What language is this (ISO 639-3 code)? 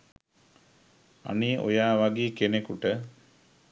sin